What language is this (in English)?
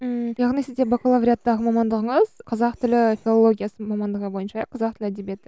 Kazakh